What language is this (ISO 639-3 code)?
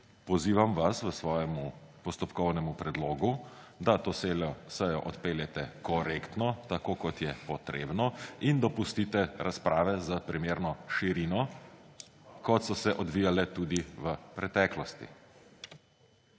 slv